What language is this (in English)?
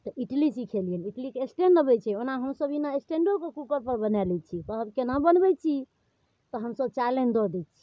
Maithili